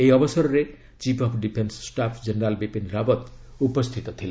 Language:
Odia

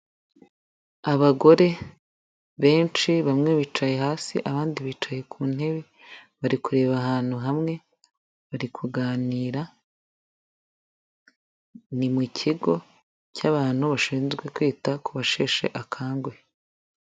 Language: Kinyarwanda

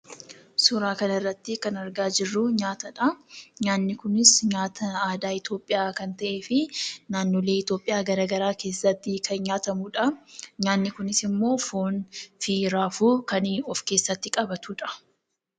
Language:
Oromo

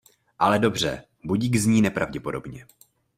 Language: Czech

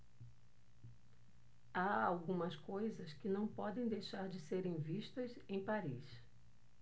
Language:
Portuguese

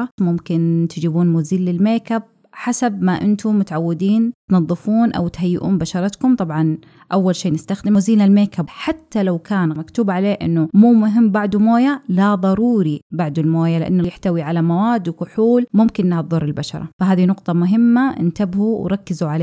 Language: Arabic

